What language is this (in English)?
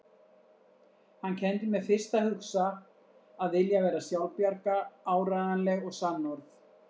Icelandic